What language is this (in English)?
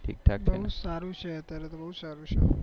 Gujarati